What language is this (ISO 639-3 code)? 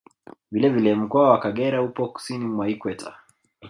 swa